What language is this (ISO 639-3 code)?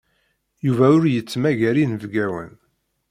kab